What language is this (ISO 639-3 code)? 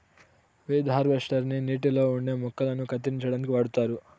tel